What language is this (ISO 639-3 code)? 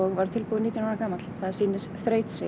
isl